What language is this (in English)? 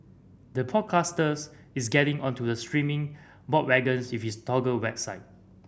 English